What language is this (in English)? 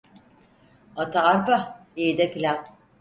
Turkish